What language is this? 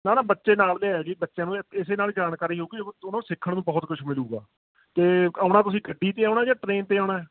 Punjabi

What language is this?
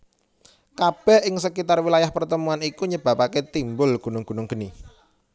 Javanese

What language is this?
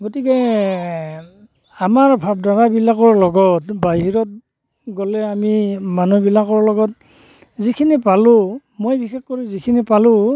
Assamese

